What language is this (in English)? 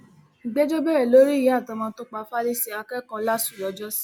Yoruba